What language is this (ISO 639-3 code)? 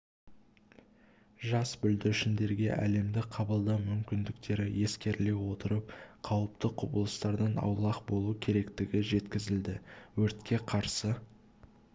kaz